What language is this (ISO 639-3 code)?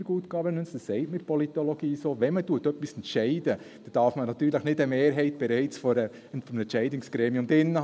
gsw